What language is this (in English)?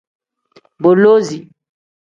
Tem